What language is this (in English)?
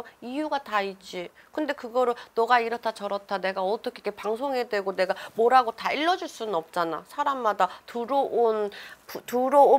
Korean